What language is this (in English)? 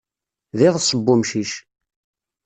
Kabyle